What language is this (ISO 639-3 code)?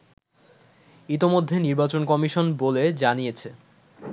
ben